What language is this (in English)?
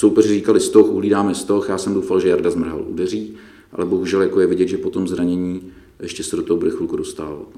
Czech